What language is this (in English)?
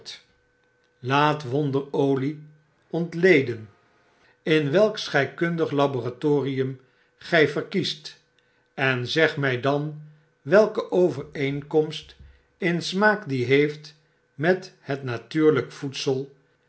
Dutch